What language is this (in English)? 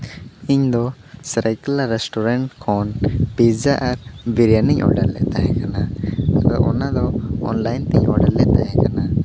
Santali